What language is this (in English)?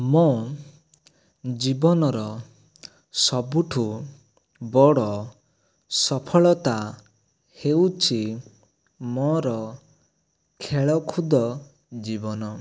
Odia